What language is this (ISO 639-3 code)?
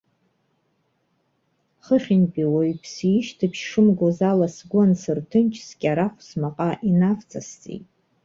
abk